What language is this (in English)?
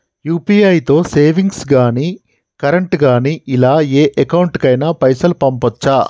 Telugu